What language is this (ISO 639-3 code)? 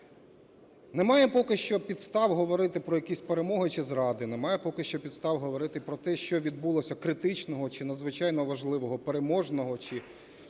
ukr